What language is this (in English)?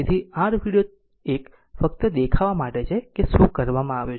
Gujarati